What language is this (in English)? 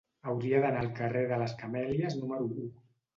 Catalan